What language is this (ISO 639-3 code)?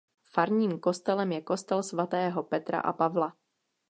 ces